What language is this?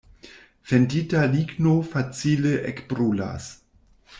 Esperanto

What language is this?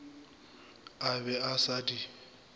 Northern Sotho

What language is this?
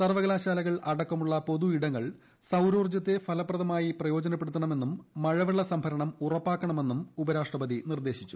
Malayalam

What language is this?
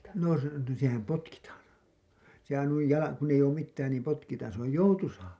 Finnish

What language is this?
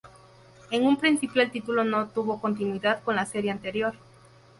Spanish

